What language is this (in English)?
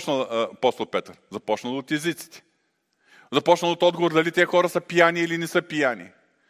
Bulgarian